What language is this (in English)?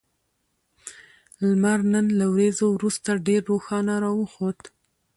Pashto